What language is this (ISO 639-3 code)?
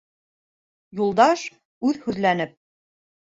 bak